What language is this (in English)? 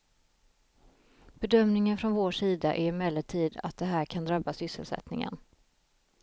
Swedish